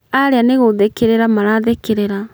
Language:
Kikuyu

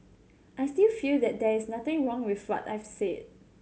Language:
English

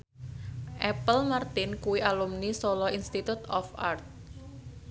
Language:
Javanese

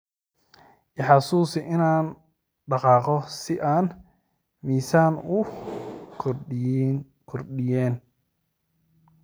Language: Somali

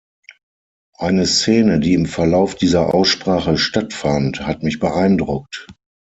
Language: German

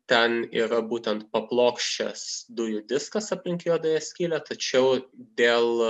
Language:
Lithuanian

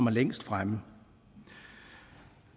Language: Danish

